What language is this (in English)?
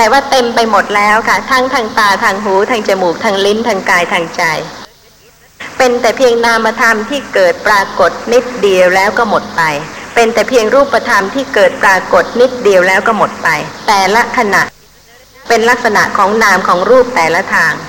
Thai